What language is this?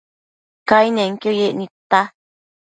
Matsés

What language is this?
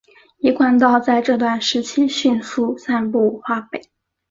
Chinese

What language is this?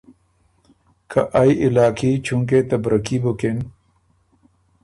Ormuri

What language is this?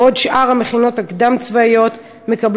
Hebrew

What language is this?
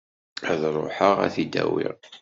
Kabyle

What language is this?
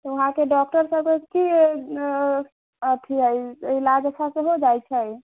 Maithili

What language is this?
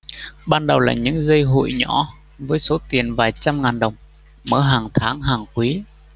Vietnamese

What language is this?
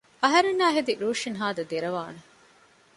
Divehi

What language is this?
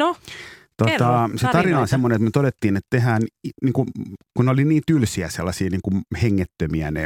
Finnish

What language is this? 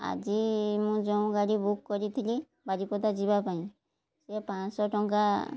Odia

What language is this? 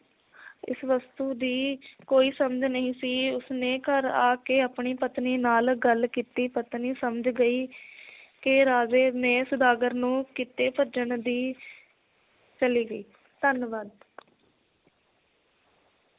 Punjabi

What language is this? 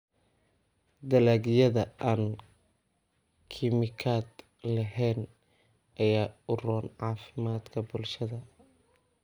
Somali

